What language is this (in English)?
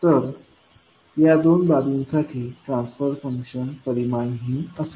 Marathi